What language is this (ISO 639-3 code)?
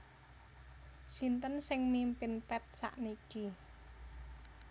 jav